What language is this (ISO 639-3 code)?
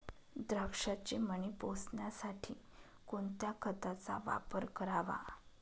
mar